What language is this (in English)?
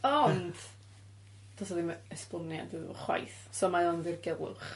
Welsh